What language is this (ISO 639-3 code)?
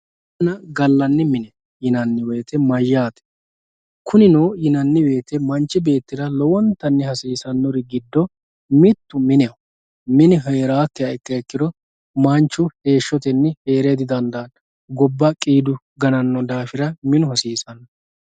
sid